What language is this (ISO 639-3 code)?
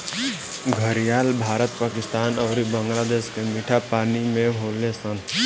bho